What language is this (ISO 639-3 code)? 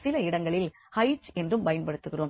tam